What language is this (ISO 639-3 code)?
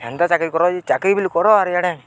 ori